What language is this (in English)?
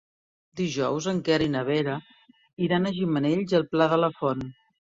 Catalan